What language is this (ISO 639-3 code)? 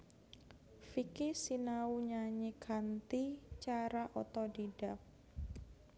jav